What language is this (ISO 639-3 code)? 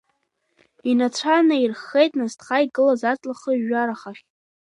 abk